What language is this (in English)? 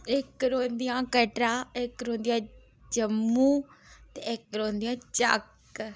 Dogri